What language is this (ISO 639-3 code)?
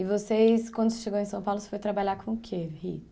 por